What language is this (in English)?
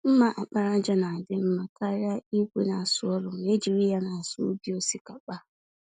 Igbo